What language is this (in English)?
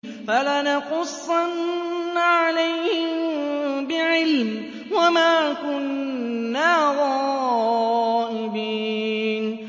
Arabic